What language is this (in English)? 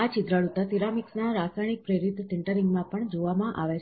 Gujarati